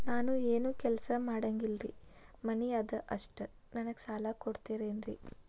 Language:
Kannada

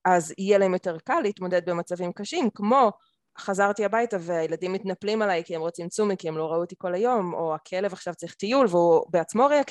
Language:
Hebrew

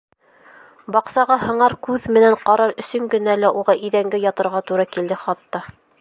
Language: Bashkir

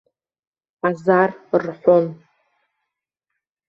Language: Abkhazian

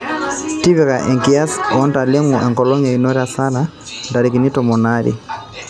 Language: Masai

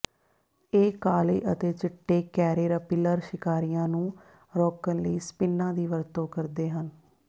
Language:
Punjabi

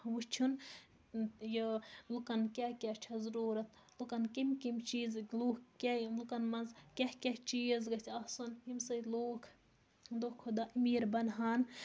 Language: Kashmiri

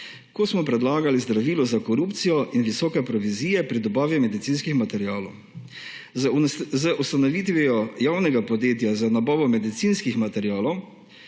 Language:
Slovenian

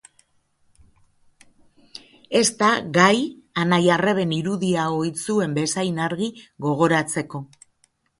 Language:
Basque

